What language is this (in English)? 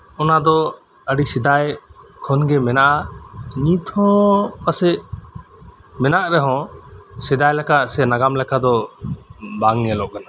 Santali